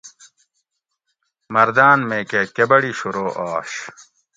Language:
Gawri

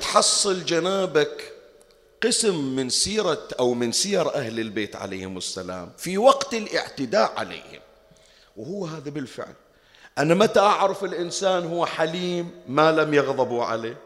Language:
Arabic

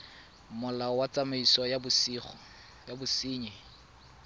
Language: Tswana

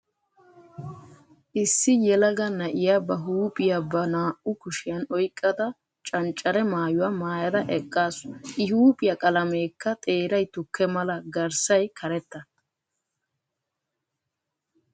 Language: Wolaytta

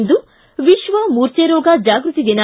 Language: Kannada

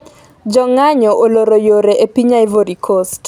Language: Luo (Kenya and Tanzania)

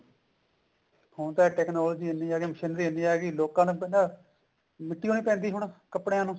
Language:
Punjabi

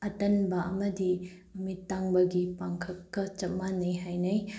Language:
Manipuri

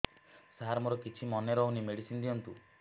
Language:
Odia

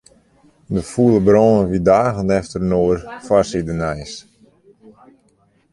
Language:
Western Frisian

